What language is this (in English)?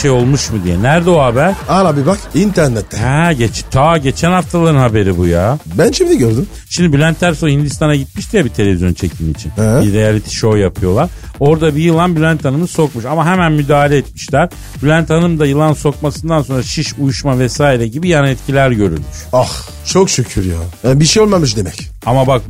Turkish